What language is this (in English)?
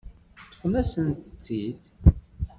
Kabyle